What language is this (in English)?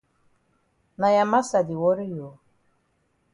Cameroon Pidgin